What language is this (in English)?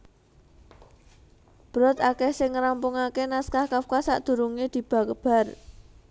Javanese